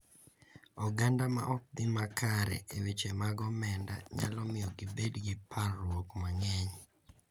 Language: Luo (Kenya and Tanzania)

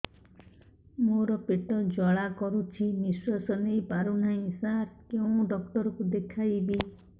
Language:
Odia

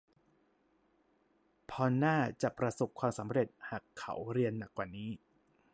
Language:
Thai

